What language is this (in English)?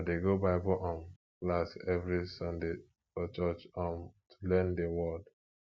Nigerian Pidgin